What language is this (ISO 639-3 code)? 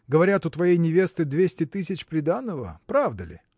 rus